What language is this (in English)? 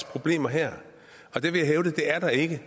Danish